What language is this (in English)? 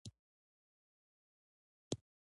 Pashto